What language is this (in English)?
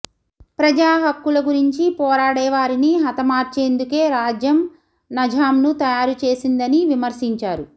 Telugu